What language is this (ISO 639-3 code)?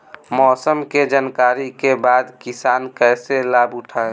bho